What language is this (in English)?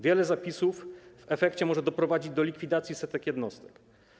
Polish